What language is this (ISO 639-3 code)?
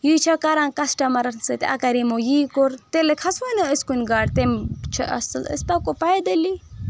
kas